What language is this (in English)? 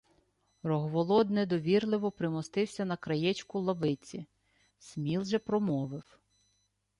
Ukrainian